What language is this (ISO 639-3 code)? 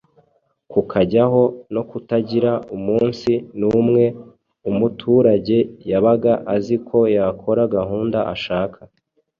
kin